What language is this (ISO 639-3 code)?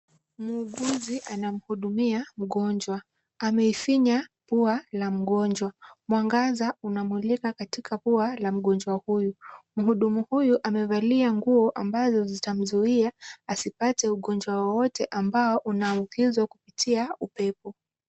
swa